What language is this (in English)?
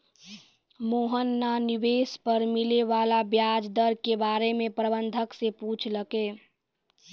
Maithili